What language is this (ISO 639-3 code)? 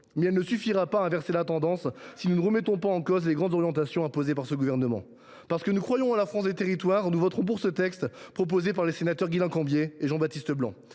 fra